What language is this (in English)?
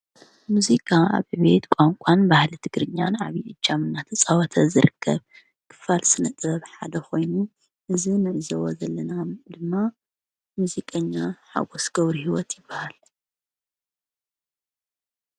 Tigrinya